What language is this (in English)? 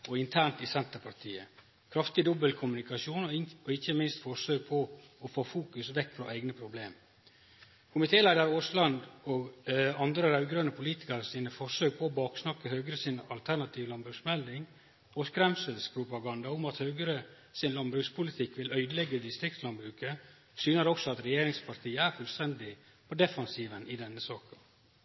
Norwegian Nynorsk